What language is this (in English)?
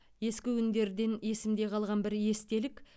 Kazakh